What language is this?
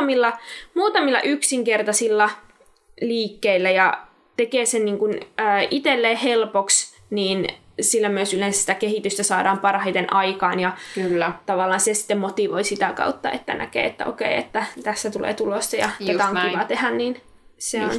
Finnish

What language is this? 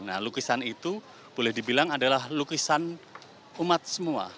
Indonesian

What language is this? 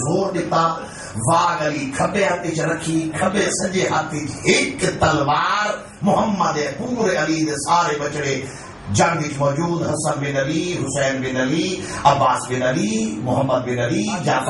Arabic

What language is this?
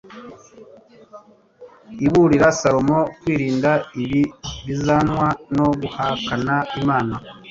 Kinyarwanda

